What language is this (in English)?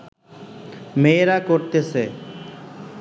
Bangla